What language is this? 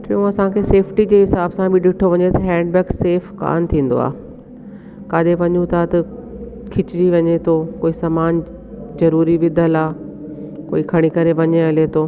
Sindhi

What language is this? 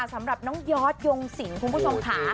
Thai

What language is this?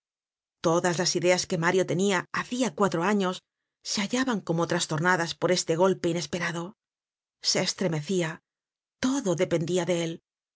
Spanish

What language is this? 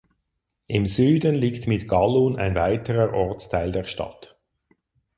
German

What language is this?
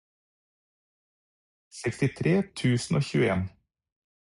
Norwegian Bokmål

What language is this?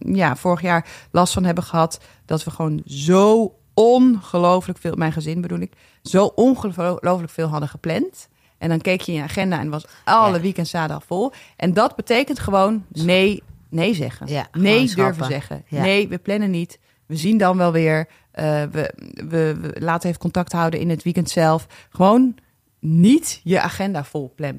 Dutch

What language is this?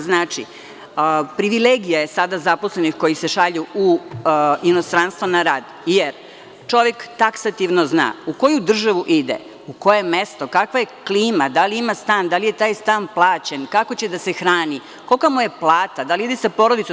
Serbian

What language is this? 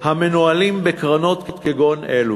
Hebrew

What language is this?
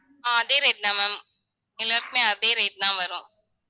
Tamil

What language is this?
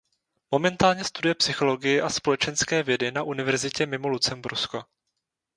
Czech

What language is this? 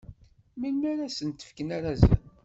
Kabyle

